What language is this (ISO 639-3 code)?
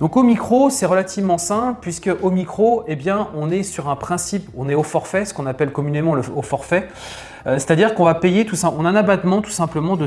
fra